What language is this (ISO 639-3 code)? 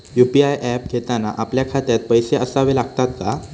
mar